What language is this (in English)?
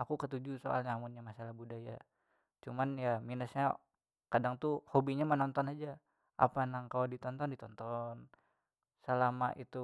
Banjar